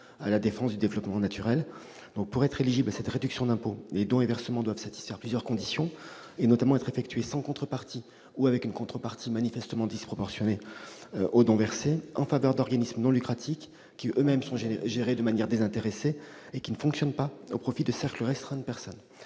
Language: French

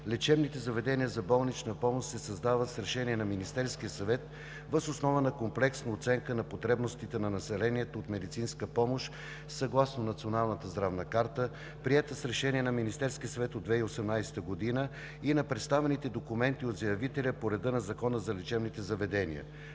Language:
Bulgarian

